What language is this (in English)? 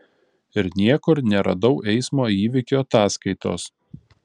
Lithuanian